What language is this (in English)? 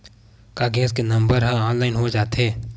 Chhattisgarhi